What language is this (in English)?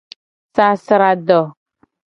Gen